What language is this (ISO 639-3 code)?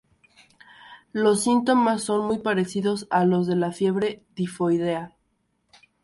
spa